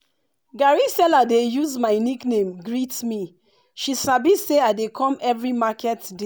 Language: Nigerian Pidgin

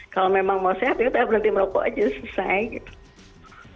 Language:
Indonesian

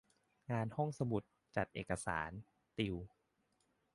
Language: Thai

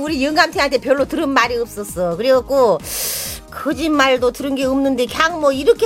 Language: Korean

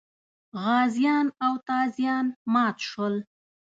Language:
Pashto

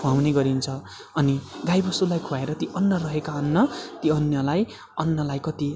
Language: Nepali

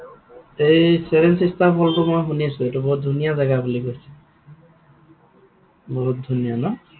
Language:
Assamese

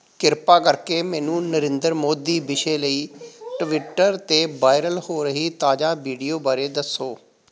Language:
Punjabi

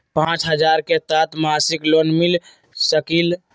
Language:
Magahi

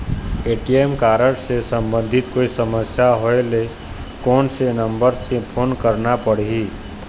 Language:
Chhattisgarhi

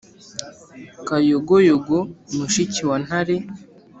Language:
Kinyarwanda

